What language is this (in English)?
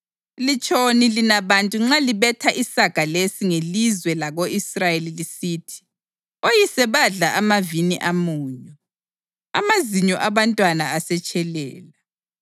North Ndebele